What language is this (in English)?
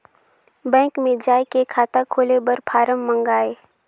Chhattisgarhi